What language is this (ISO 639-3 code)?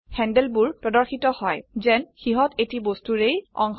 asm